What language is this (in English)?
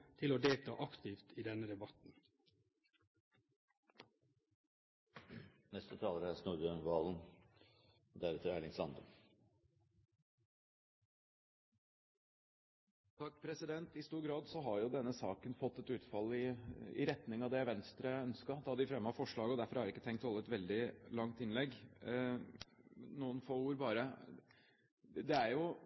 Norwegian